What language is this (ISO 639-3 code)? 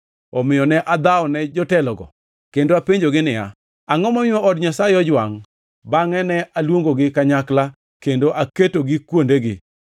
luo